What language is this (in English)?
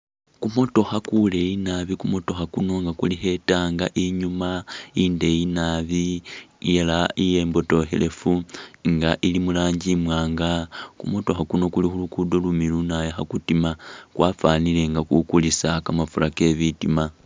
Masaaba